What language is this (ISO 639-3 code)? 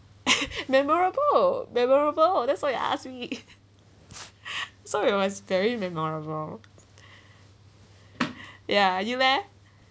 eng